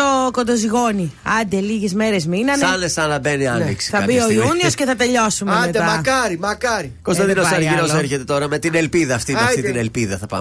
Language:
Greek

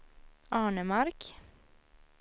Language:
Swedish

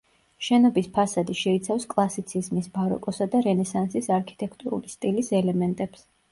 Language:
Georgian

